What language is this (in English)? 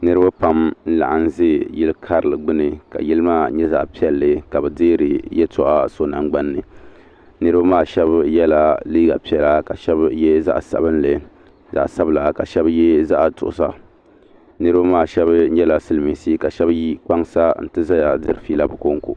Dagbani